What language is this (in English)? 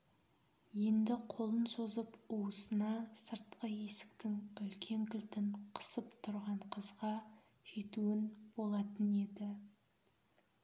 Kazakh